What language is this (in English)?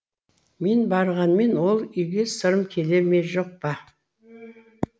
Kazakh